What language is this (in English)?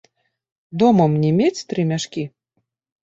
Belarusian